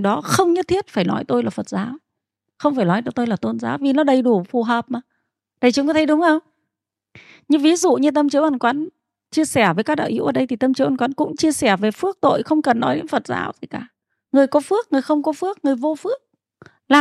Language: Vietnamese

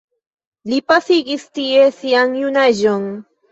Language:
Esperanto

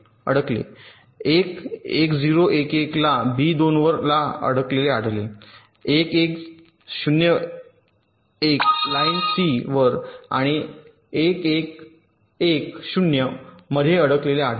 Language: Marathi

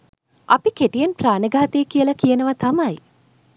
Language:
Sinhala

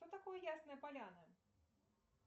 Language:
Russian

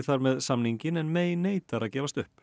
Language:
Icelandic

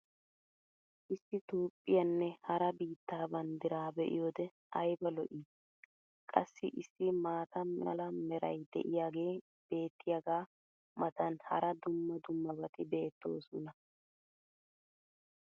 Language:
Wolaytta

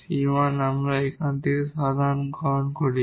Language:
Bangla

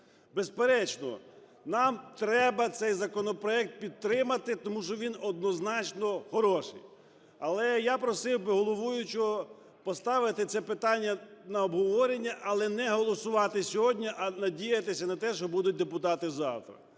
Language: Ukrainian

